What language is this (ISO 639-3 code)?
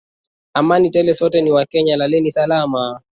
swa